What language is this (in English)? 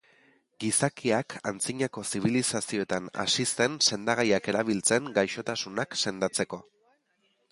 Basque